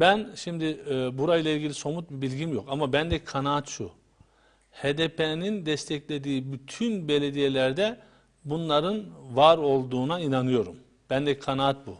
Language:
Turkish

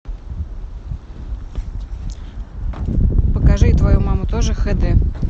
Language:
Russian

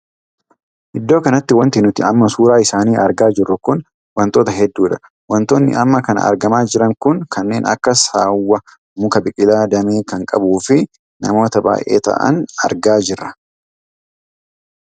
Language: Oromo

